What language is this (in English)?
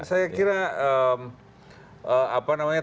Indonesian